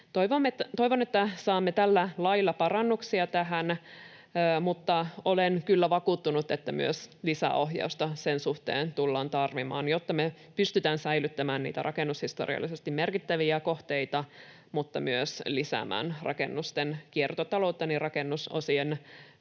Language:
Finnish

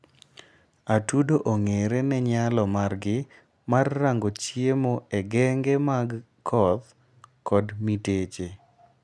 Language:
Luo (Kenya and Tanzania)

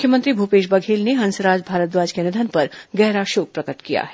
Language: Hindi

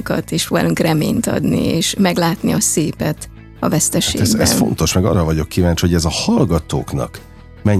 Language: Hungarian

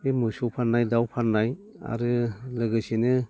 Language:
Bodo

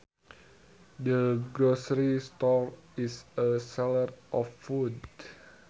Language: Sundanese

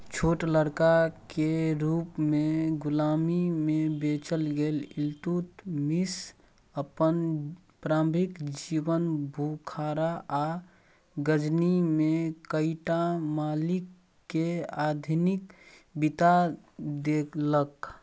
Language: Maithili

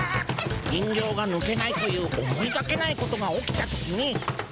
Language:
Japanese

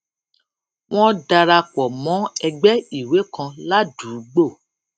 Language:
Yoruba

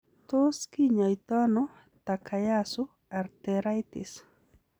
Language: Kalenjin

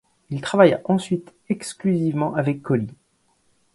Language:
French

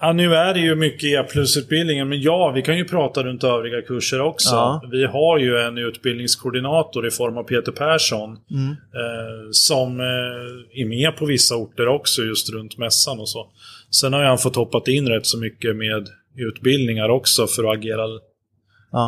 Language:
Swedish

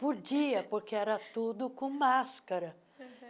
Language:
Portuguese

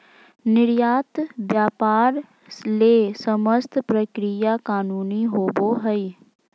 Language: Magahi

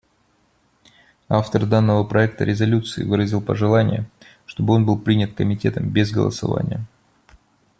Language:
Russian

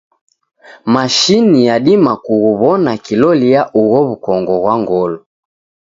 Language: Taita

